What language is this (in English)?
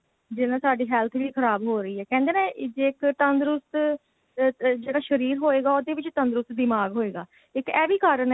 Punjabi